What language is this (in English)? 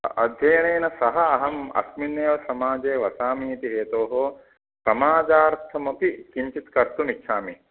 Sanskrit